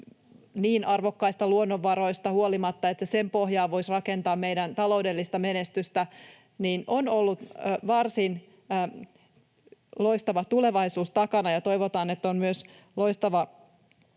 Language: Finnish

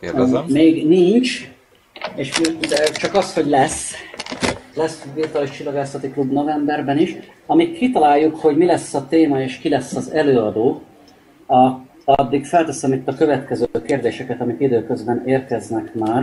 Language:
Hungarian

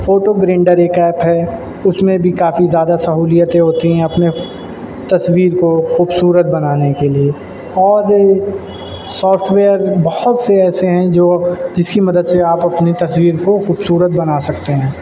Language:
Urdu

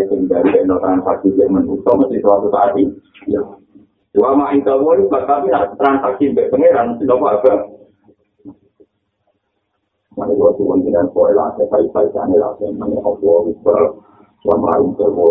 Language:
Indonesian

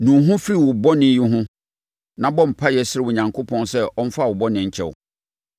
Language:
Akan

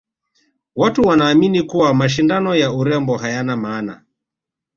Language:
Swahili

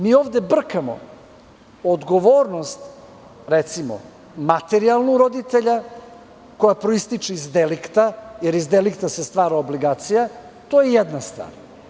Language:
Serbian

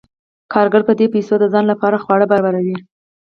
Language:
Pashto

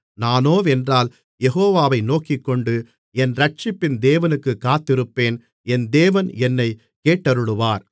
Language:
Tamil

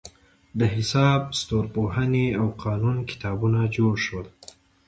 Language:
Pashto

